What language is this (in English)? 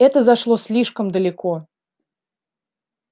Russian